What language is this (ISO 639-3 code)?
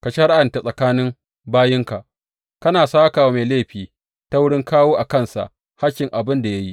hau